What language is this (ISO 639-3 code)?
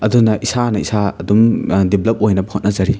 mni